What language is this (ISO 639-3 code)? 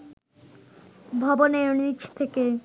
ben